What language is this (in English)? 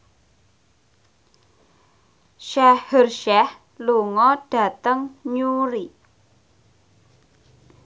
Javanese